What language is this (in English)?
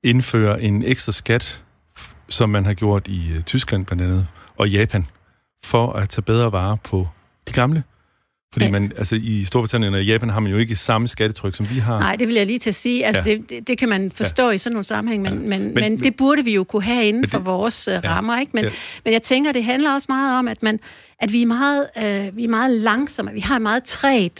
Danish